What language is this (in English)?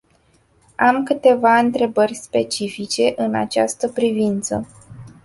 Romanian